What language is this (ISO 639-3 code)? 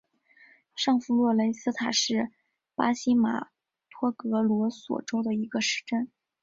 zho